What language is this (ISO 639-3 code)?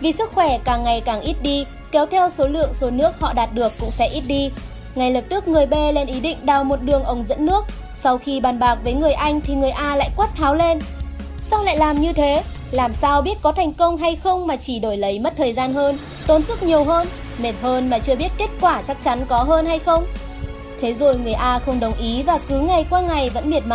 vie